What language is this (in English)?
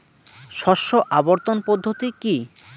Bangla